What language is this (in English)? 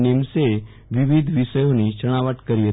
Gujarati